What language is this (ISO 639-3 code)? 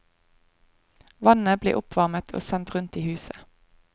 nor